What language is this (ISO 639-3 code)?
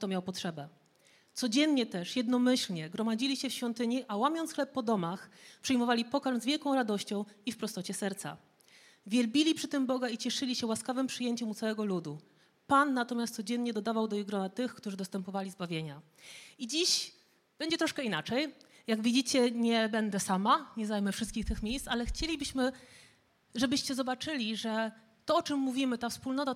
pol